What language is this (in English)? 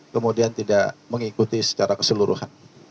Indonesian